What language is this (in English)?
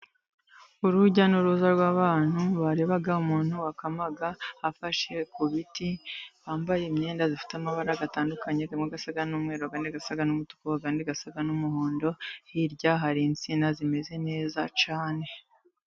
Kinyarwanda